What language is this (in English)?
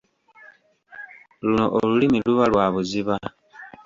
Ganda